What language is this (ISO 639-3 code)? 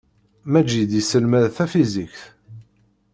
kab